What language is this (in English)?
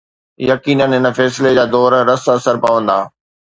Sindhi